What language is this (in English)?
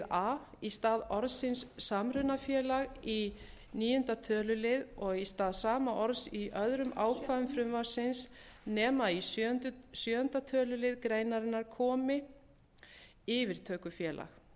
Icelandic